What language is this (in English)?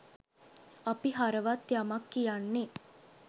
Sinhala